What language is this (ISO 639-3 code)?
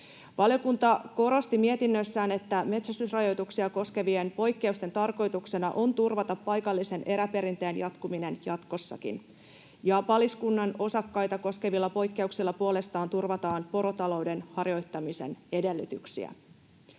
fin